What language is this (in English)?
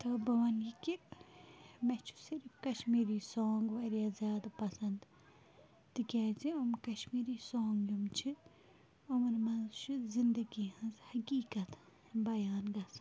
Kashmiri